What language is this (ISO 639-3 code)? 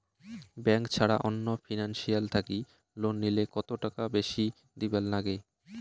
ben